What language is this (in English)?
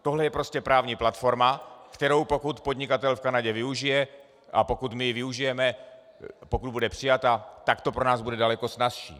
Czech